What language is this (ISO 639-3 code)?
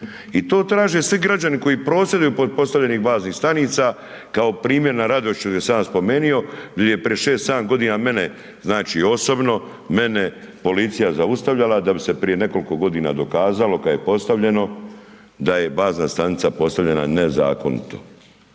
hrv